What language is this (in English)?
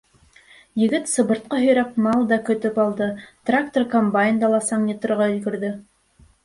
Bashkir